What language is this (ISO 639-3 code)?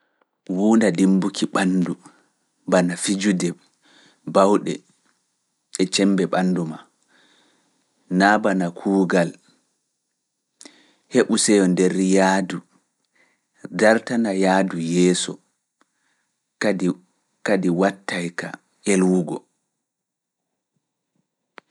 ful